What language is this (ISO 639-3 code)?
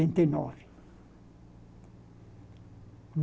por